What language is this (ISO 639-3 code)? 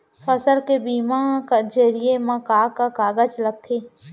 hne